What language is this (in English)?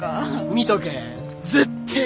Japanese